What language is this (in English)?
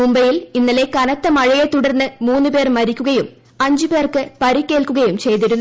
Malayalam